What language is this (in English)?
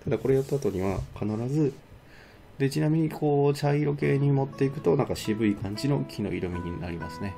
Japanese